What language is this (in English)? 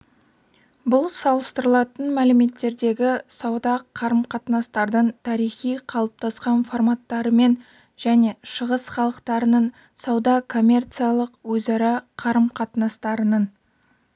Kazakh